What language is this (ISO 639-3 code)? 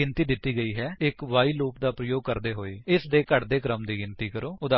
pan